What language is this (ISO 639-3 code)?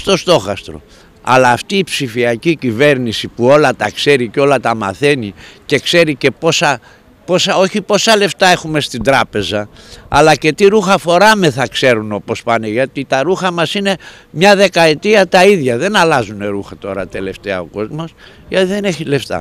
ell